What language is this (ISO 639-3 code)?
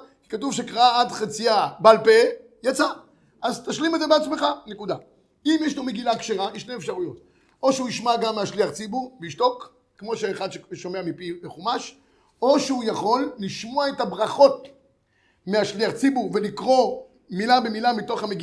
heb